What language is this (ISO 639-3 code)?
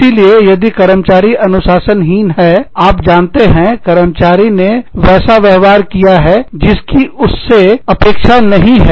hin